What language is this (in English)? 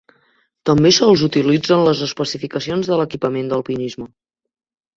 Catalan